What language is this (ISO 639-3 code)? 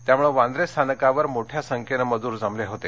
mar